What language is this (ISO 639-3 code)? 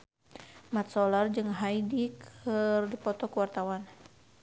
sun